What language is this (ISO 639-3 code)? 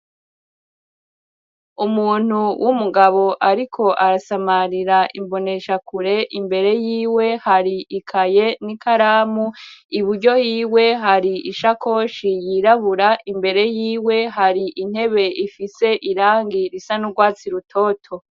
run